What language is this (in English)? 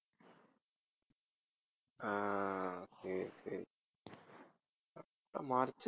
Tamil